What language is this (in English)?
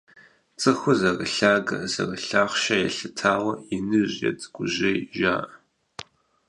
Kabardian